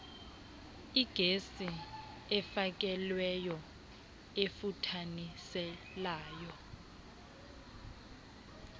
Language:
Xhosa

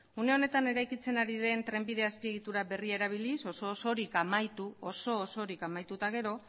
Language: Basque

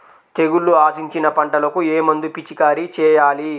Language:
Telugu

